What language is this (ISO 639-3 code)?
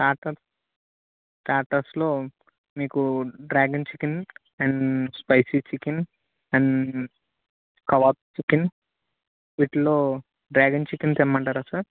tel